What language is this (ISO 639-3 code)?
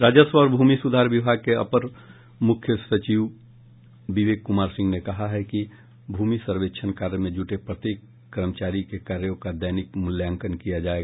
hin